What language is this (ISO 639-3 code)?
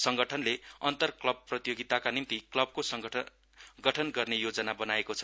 nep